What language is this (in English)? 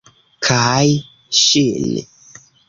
Esperanto